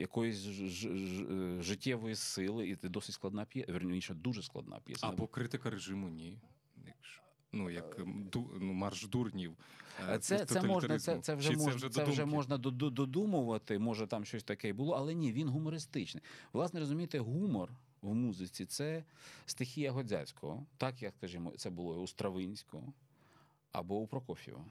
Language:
Ukrainian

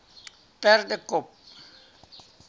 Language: Afrikaans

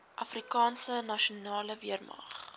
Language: Afrikaans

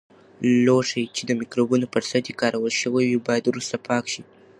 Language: Pashto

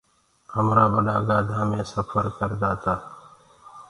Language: Gurgula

